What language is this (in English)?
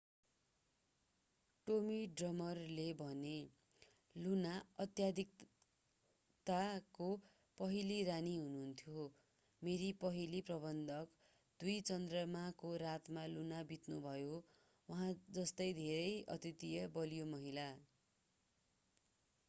Nepali